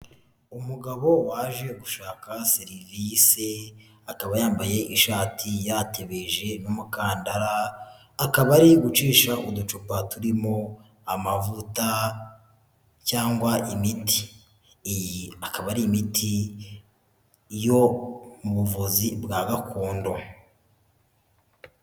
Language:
Kinyarwanda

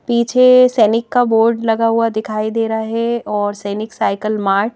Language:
Hindi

